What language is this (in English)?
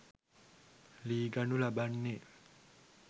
Sinhala